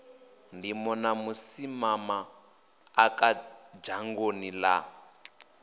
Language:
Venda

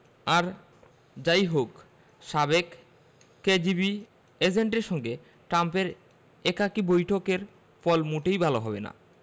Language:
Bangla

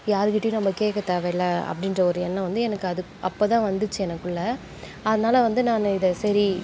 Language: Tamil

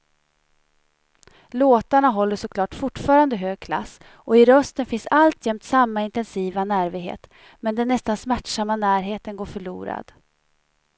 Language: Swedish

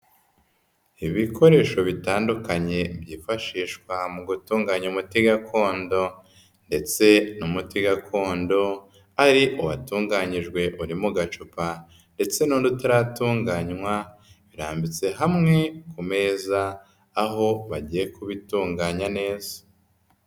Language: Kinyarwanda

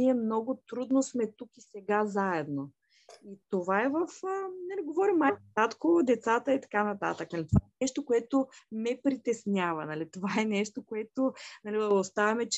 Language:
Bulgarian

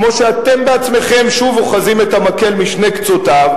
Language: Hebrew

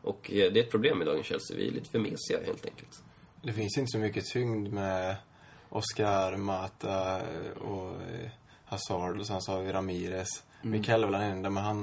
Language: Swedish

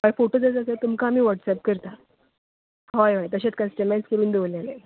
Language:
Konkani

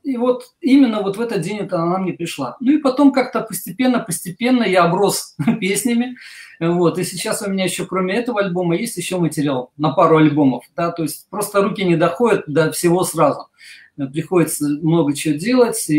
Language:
Russian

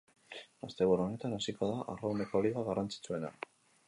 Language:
Basque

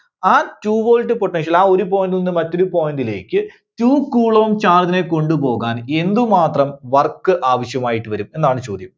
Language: Malayalam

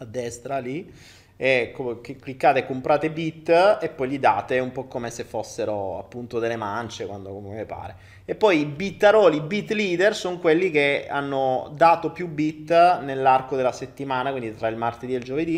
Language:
Italian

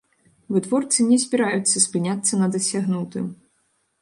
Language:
Belarusian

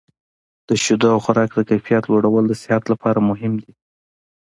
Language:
Pashto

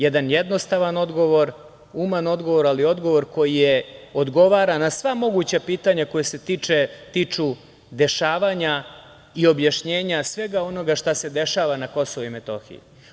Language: Serbian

